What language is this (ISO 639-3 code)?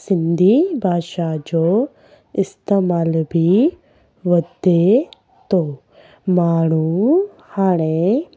snd